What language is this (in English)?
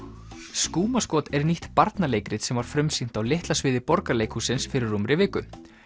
Icelandic